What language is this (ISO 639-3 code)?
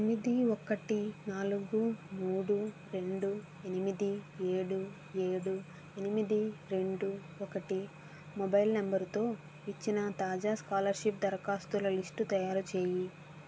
tel